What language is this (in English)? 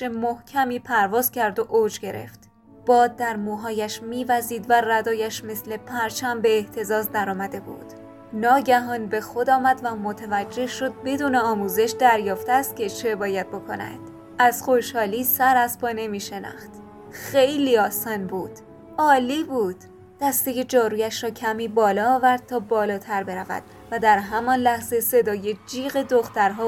Persian